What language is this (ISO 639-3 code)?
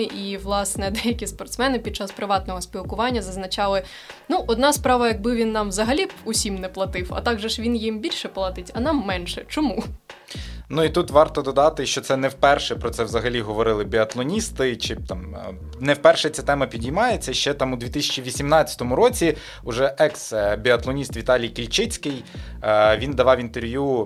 ukr